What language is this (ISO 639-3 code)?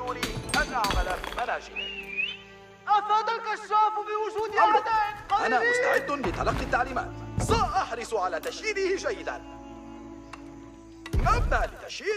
ara